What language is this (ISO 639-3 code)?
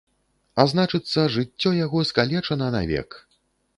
bel